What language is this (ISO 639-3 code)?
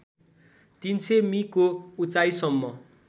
nep